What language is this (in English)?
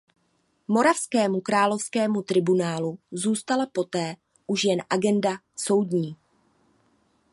Czech